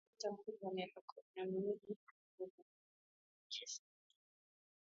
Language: Swahili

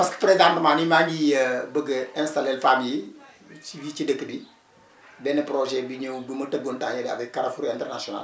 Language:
Wolof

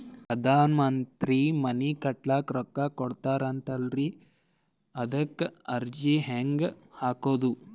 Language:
Kannada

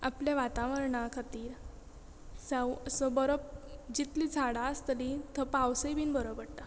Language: Konkani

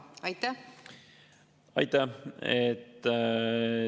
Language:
Estonian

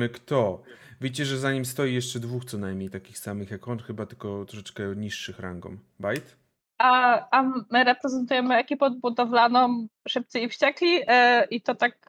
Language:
Polish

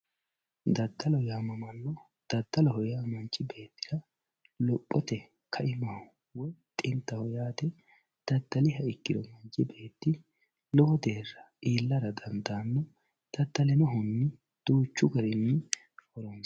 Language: Sidamo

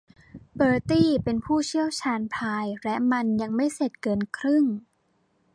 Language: Thai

